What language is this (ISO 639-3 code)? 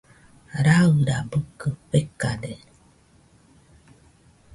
hux